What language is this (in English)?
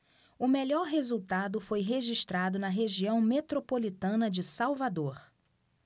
Portuguese